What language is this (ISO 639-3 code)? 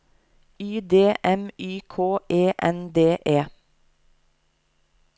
nor